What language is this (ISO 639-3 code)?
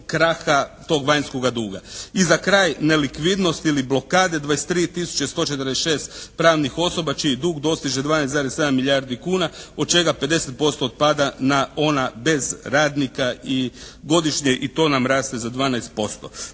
hrv